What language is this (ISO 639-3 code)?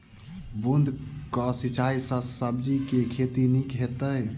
mai